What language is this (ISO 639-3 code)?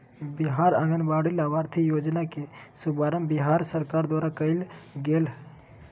mag